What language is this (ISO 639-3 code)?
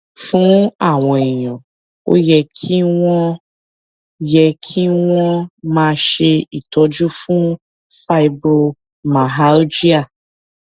yor